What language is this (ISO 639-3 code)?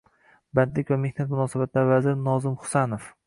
uzb